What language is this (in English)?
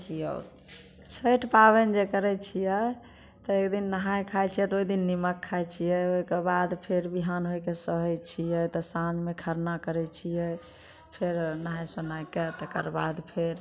Maithili